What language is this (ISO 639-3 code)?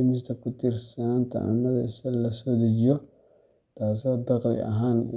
som